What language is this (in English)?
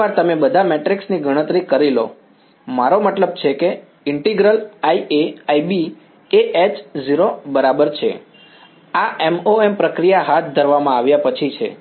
Gujarati